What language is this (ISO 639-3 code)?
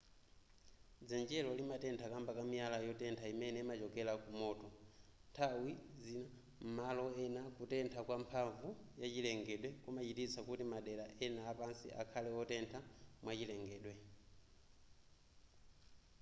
nya